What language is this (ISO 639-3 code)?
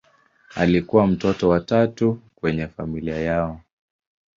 swa